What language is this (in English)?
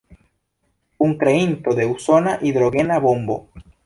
Esperanto